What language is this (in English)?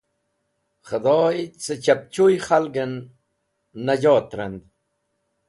Wakhi